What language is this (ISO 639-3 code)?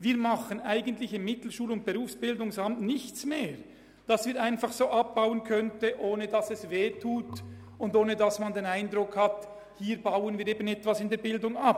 gsw